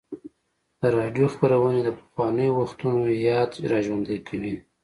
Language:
Pashto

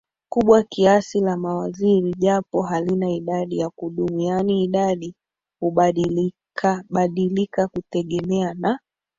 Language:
Swahili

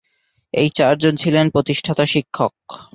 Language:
Bangla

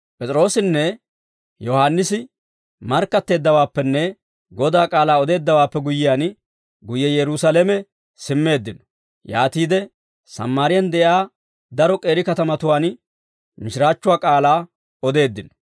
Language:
Dawro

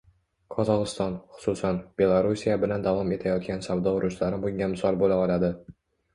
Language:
Uzbek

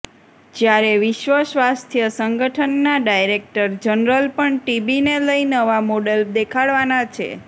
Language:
Gujarati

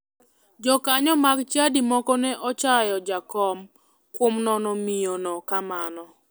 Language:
Luo (Kenya and Tanzania)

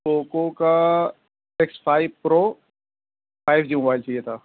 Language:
Urdu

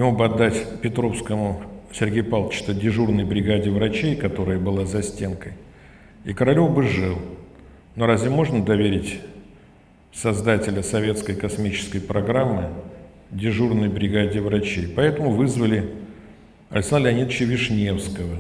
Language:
Russian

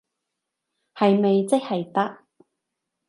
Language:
Cantonese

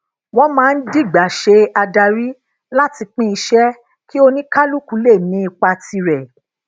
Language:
Yoruba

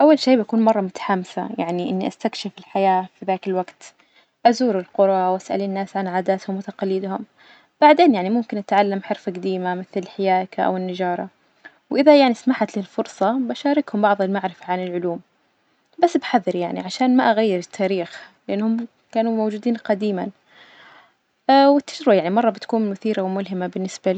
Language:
Najdi Arabic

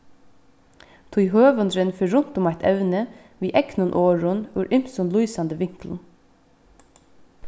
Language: Faroese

